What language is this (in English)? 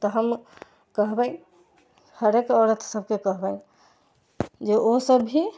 Maithili